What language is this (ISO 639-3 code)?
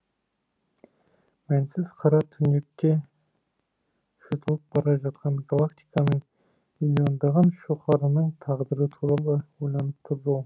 kaz